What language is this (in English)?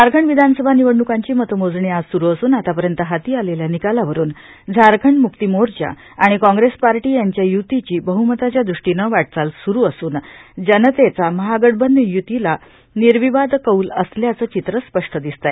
Marathi